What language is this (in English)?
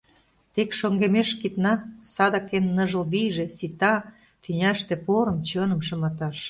Mari